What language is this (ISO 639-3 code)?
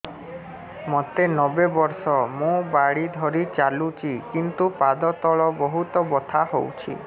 ori